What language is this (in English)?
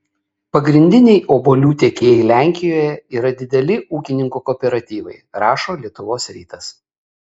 Lithuanian